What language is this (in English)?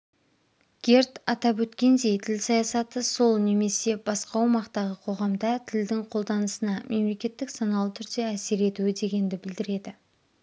Kazakh